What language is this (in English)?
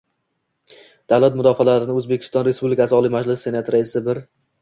Uzbek